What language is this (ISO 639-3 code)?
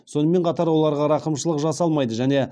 kaz